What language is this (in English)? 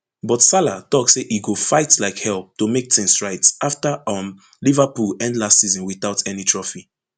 Nigerian Pidgin